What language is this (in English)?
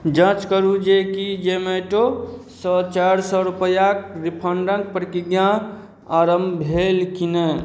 Maithili